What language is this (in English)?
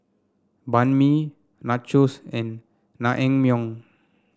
English